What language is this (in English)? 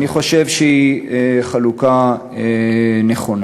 Hebrew